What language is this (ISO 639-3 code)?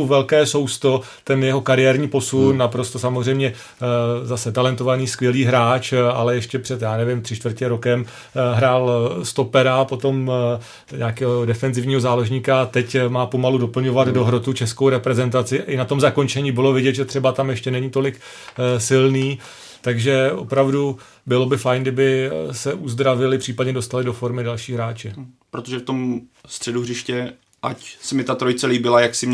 ces